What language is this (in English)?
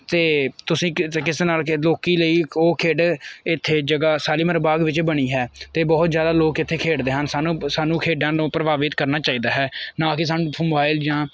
Punjabi